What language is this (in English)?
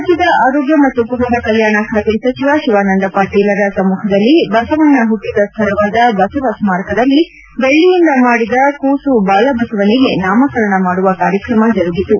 Kannada